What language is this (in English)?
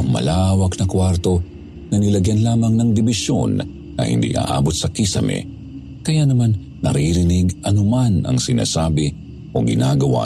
Filipino